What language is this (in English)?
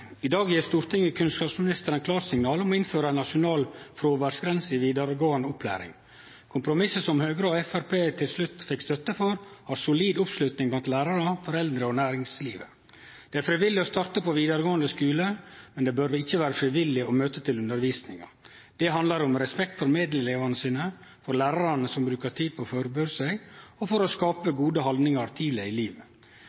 Norwegian Nynorsk